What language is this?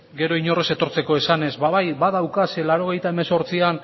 Basque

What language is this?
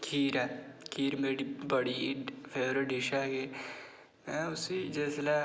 Dogri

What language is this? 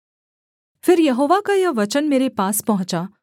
Hindi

